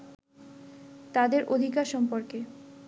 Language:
Bangla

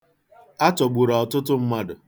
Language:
Igbo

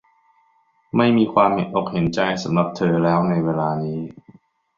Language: Thai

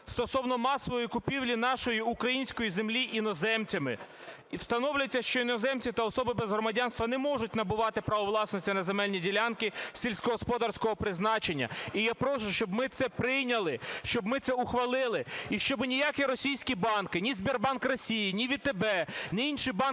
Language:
Ukrainian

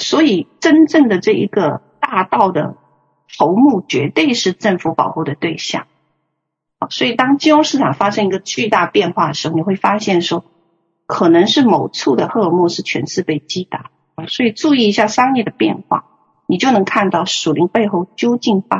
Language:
Chinese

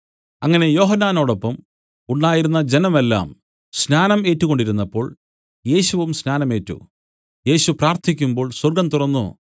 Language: Malayalam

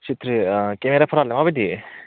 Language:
Bodo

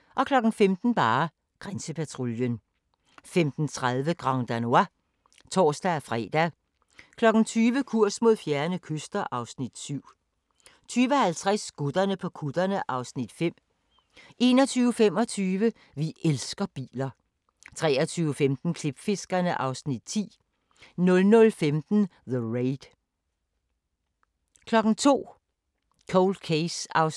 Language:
Danish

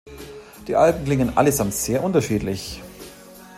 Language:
German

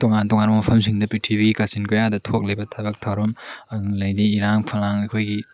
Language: Manipuri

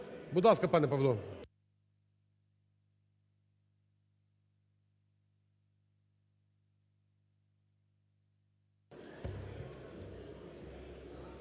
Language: Ukrainian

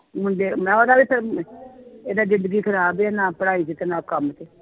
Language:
Punjabi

